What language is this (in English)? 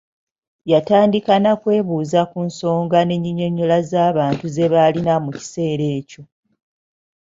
Ganda